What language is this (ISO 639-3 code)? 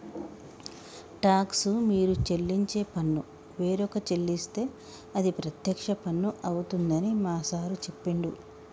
tel